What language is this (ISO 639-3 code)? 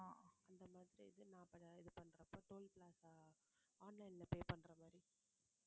tam